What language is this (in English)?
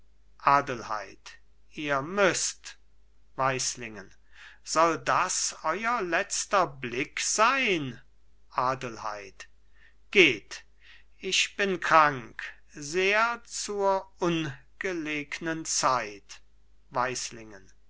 German